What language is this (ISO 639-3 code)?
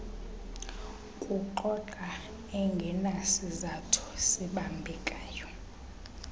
xho